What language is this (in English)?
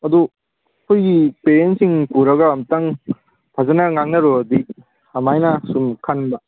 Manipuri